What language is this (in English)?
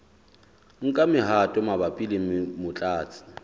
Southern Sotho